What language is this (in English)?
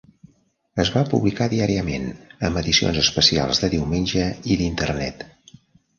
Catalan